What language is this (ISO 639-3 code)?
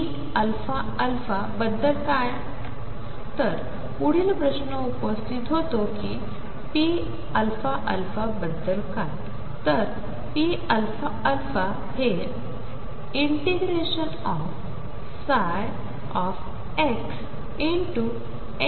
mar